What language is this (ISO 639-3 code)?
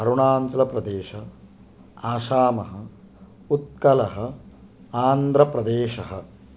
san